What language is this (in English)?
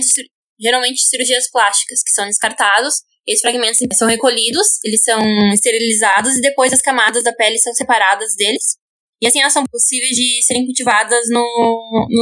Portuguese